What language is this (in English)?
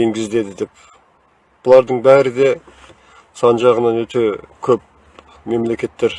Turkish